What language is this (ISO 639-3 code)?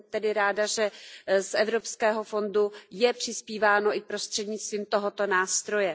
ces